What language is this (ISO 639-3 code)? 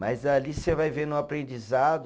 por